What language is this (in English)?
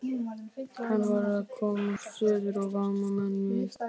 Icelandic